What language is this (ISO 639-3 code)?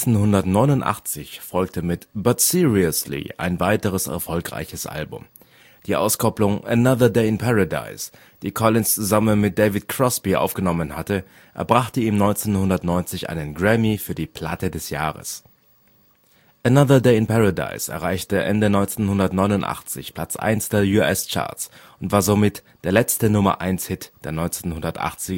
deu